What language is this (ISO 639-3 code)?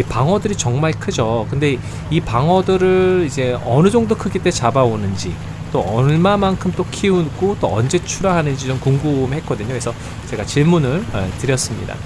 kor